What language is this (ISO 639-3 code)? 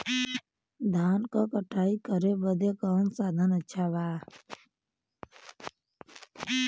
bho